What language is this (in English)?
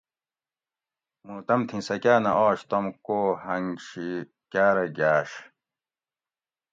Gawri